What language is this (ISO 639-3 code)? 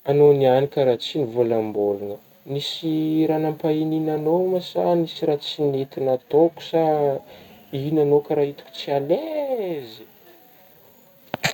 bmm